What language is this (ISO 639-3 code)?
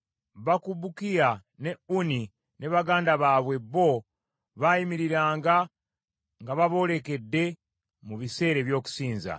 lug